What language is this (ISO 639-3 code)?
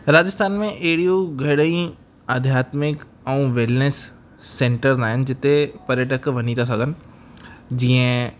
snd